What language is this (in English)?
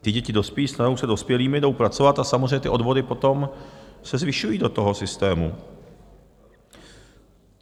Czech